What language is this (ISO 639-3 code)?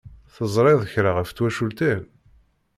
kab